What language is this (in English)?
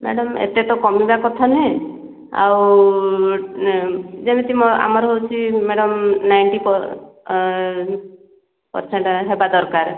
Odia